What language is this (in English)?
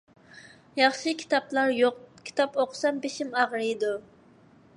Uyghur